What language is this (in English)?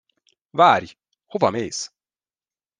Hungarian